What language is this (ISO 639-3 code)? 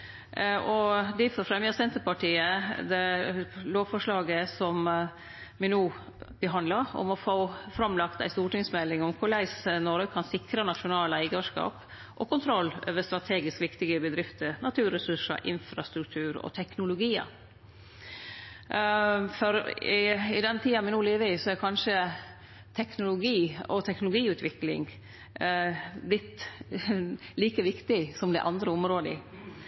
nno